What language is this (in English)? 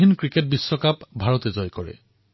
Assamese